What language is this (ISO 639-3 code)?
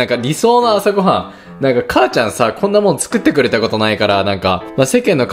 jpn